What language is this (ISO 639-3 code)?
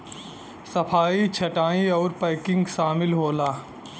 bho